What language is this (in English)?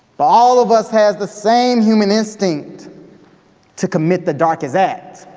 English